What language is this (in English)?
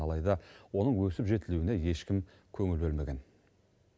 Kazakh